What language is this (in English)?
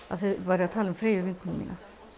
Icelandic